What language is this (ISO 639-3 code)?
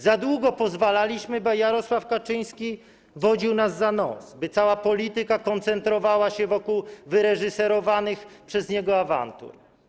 pol